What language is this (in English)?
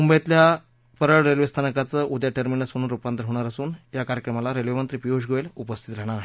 Marathi